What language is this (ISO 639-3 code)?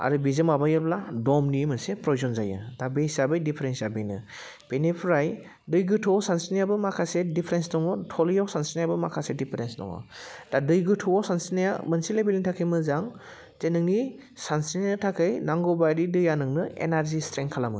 brx